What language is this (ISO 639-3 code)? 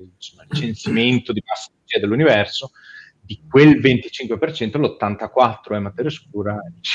ita